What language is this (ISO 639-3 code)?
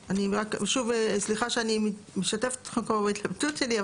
heb